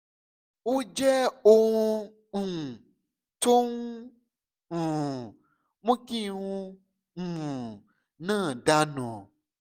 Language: Yoruba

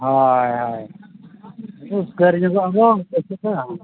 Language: Santali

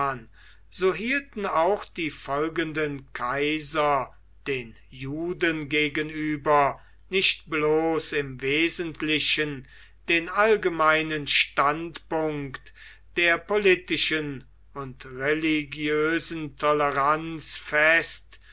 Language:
German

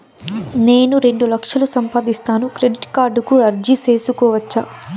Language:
Telugu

